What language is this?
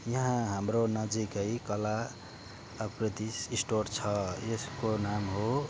Nepali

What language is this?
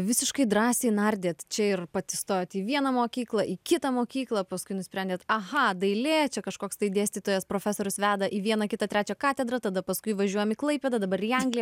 Lithuanian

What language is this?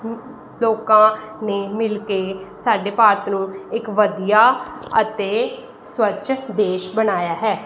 Punjabi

